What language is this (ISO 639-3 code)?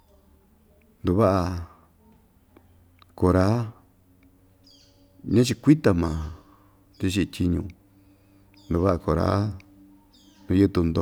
vmj